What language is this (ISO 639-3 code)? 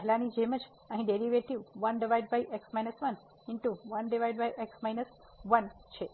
guj